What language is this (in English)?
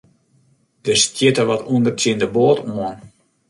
Western Frisian